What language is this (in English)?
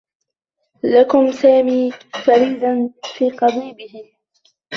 Arabic